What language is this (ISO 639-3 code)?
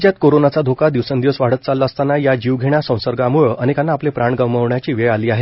mar